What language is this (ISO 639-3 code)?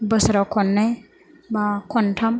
brx